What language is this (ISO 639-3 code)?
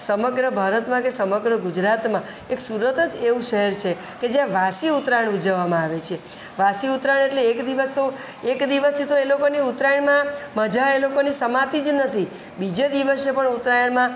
guj